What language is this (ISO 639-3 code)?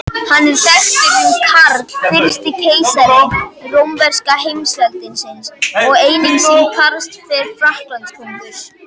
isl